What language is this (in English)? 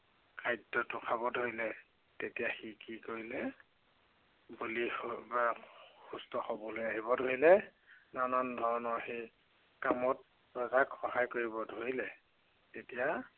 Assamese